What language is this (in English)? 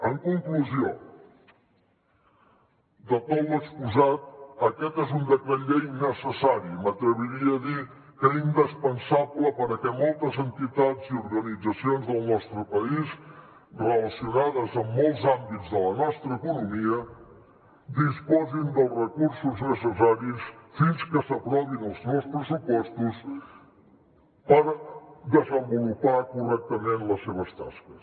Catalan